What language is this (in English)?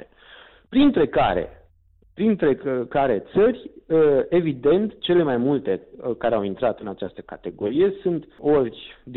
Romanian